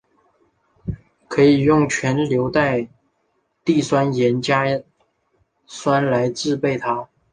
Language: Chinese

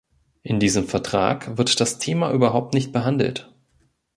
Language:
German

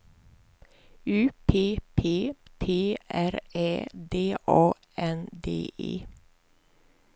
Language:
Swedish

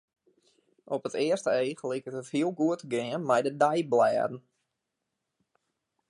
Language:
Western Frisian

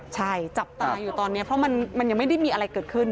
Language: Thai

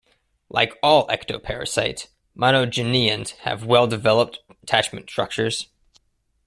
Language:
English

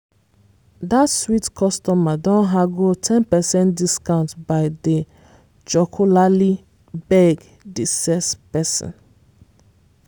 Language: Nigerian Pidgin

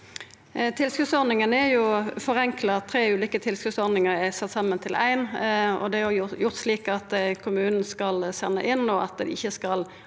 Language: Norwegian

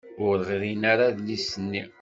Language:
Kabyle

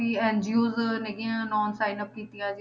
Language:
Punjabi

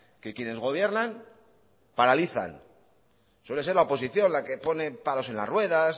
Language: Spanish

